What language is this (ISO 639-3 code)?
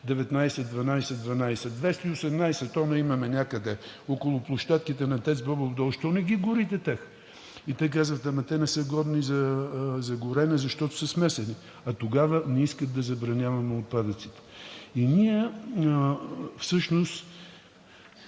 bul